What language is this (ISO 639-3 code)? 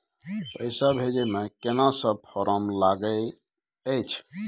mai